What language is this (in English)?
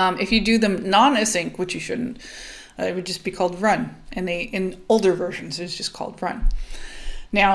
English